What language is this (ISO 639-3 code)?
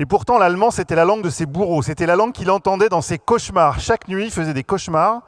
fra